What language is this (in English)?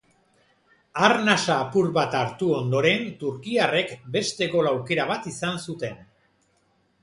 Basque